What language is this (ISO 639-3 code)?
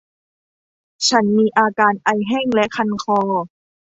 tha